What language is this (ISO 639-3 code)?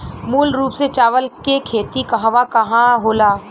bho